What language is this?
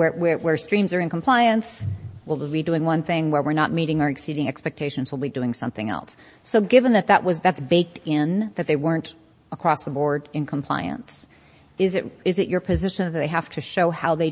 English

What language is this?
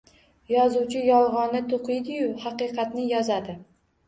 Uzbek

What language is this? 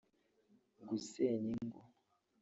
Kinyarwanda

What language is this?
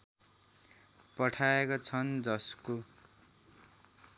Nepali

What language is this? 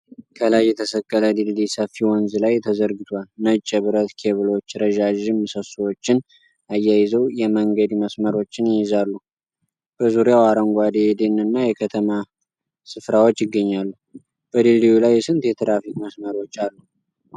Amharic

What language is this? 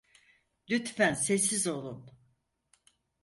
Turkish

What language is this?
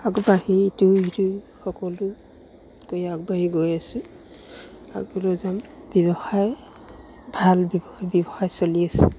Assamese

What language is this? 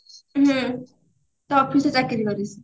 Odia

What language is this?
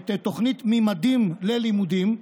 Hebrew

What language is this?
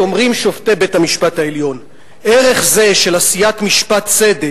Hebrew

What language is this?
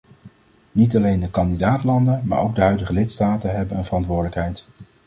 Dutch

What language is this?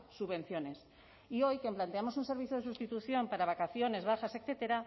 Spanish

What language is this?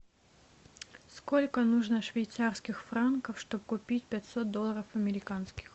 Russian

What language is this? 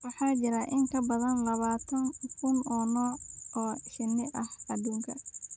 Somali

